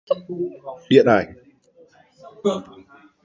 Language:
Vietnamese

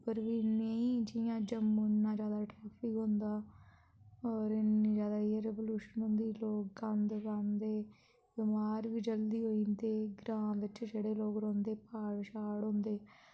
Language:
Dogri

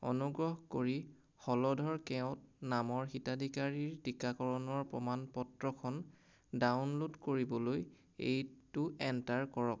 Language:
Assamese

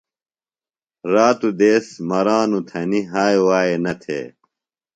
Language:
Phalura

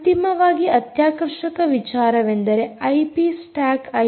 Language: Kannada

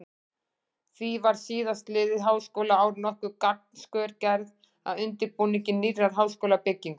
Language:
Icelandic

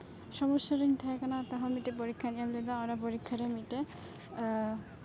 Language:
Santali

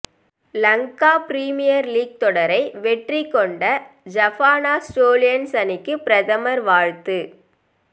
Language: Tamil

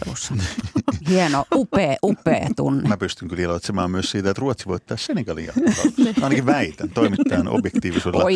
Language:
Finnish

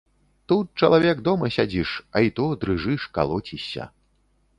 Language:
Belarusian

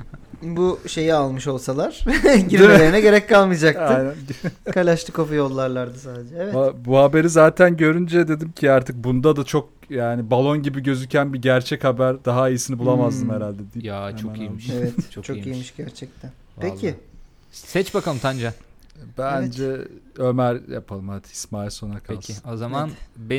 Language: Turkish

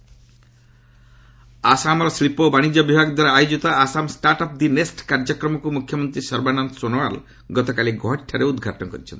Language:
Odia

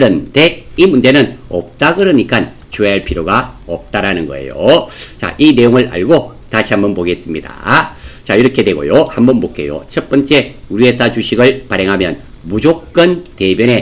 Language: Korean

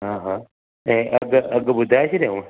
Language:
Sindhi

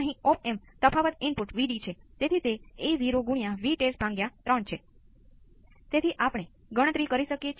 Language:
Gujarati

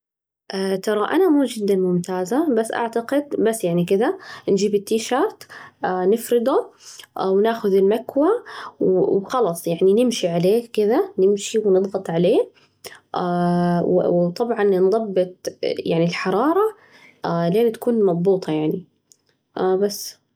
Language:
Najdi Arabic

